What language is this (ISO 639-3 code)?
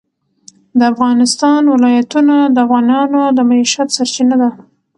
pus